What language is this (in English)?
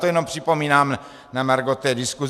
Czech